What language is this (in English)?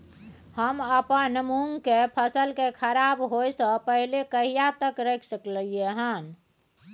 Maithili